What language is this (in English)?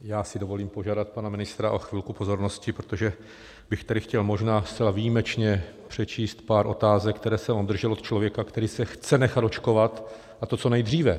Czech